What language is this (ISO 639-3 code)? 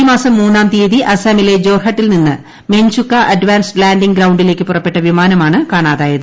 mal